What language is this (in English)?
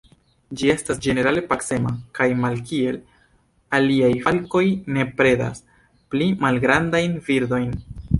Esperanto